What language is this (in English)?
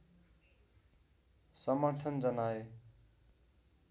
Nepali